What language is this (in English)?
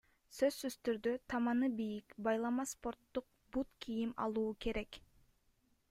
Kyrgyz